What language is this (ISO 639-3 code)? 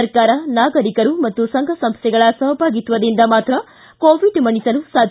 kan